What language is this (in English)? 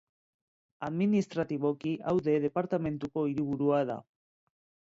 Basque